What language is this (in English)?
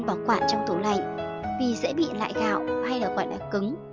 Vietnamese